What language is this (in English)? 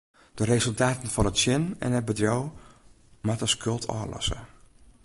Western Frisian